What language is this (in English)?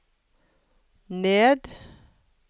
Norwegian